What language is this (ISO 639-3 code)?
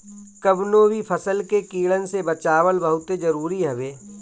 bho